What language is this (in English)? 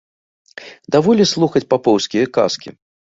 Belarusian